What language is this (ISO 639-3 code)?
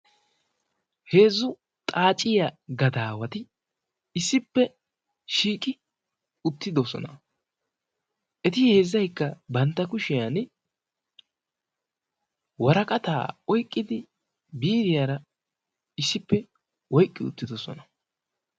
wal